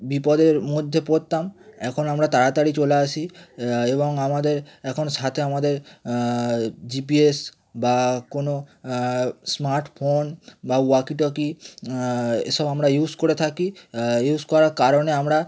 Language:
Bangla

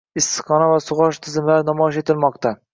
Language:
Uzbek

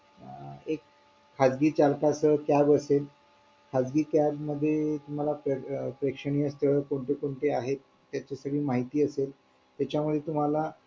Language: Marathi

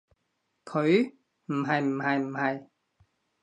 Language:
Cantonese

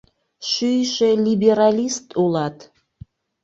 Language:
Mari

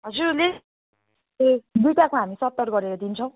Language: Nepali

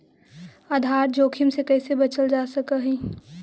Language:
Magahi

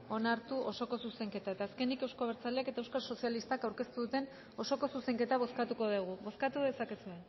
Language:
Basque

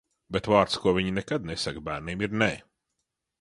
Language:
Latvian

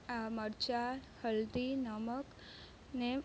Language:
Gujarati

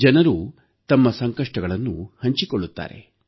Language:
Kannada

